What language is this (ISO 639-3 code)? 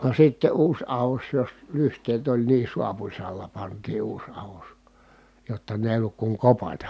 fin